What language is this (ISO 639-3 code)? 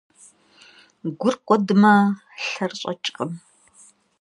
kbd